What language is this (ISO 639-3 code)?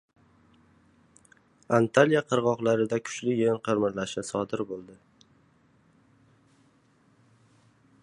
uzb